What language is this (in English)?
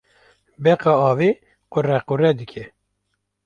Kurdish